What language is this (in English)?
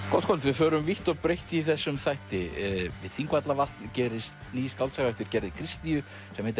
Icelandic